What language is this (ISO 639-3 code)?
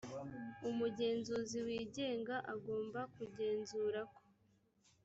kin